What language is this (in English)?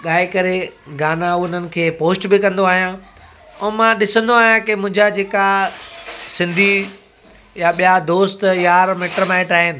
Sindhi